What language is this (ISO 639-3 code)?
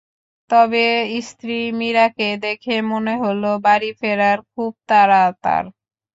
ben